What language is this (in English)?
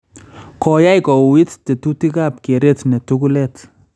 Kalenjin